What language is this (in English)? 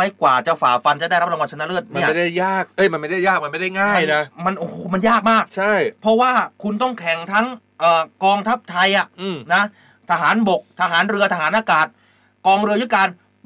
Thai